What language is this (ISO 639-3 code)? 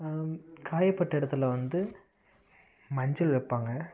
tam